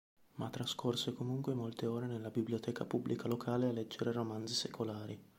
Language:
Italian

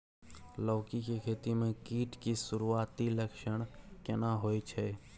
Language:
Maithili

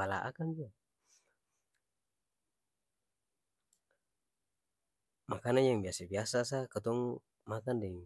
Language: Ambonese Malay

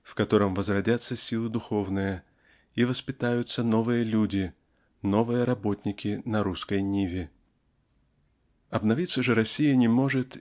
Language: Russian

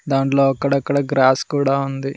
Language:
Telugu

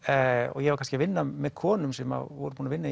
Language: Icelandic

